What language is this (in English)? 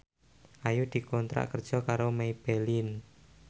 Javanese